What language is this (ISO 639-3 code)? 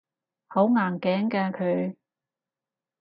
yue